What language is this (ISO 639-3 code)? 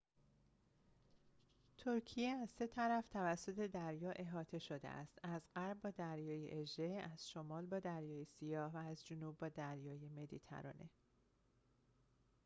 fas